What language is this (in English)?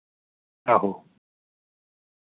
Dogri